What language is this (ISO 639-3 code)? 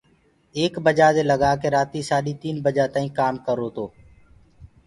ggg